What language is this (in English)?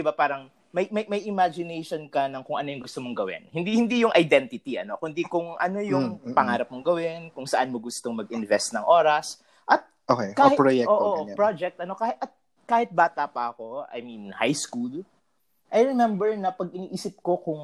Filipino